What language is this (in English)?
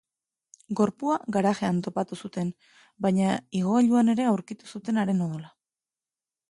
Basque